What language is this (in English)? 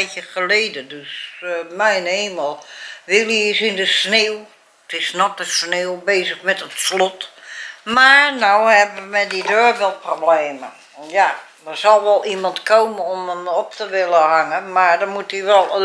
Dutch